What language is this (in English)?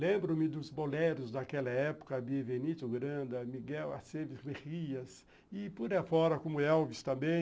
Portuguese